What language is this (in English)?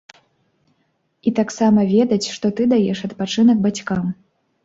Belarusian